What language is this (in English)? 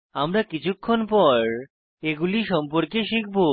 Bangla